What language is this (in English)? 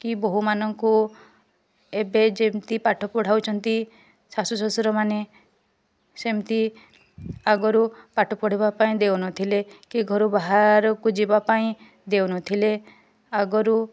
Odia